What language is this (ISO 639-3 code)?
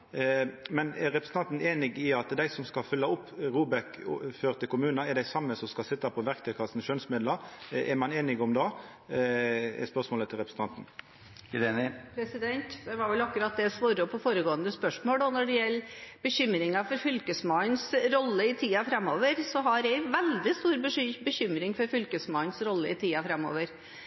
nor